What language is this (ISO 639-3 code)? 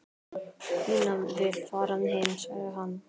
isl